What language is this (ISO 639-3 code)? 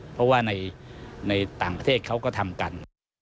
tha